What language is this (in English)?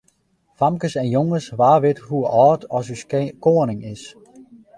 Western Frisian